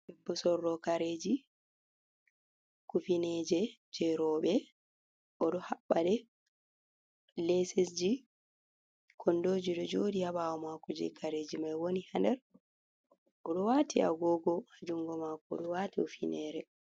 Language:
Fula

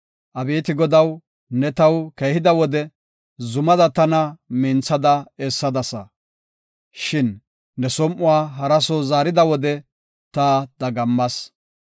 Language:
Gofa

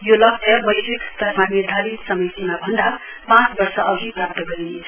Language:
Nepali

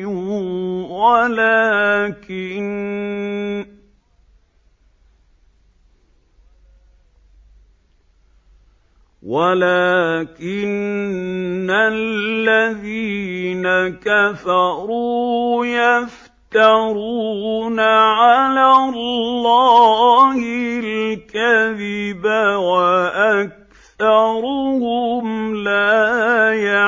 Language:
Arabic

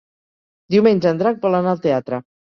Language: Catalan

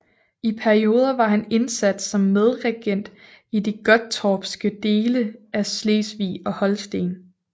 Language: Danish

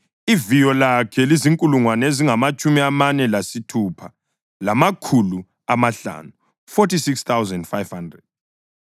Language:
North Ndebele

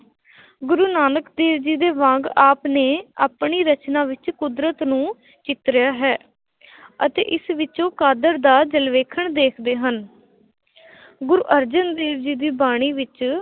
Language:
Punjabi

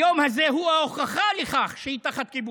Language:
Hebrew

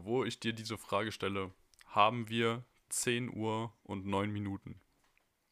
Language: German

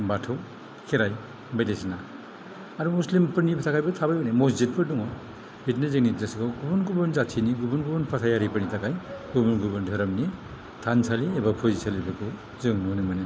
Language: Bodo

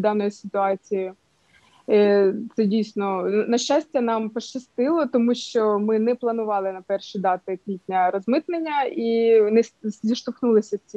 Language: Ukrainian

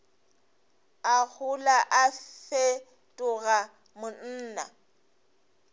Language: Northern Sotho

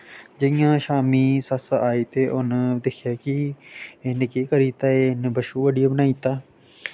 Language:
Dogri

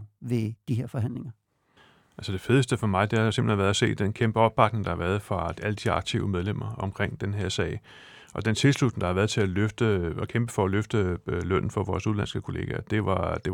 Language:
Danish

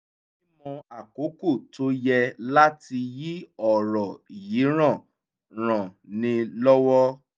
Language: Yoruba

